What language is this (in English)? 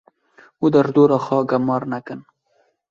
Kurdish